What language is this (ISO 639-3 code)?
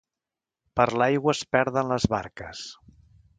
cat